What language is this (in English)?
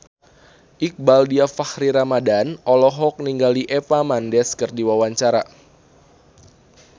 Sundanese